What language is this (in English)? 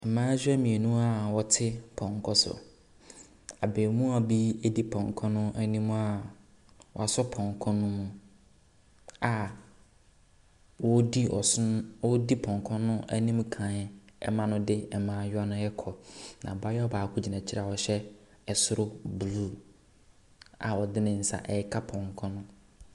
Akan